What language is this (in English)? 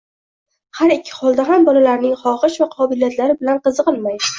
Uzbek